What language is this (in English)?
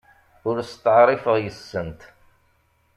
Kabyle